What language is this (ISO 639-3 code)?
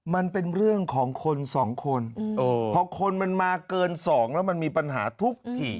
tha